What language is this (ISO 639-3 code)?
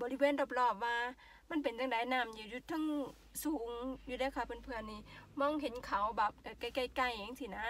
tha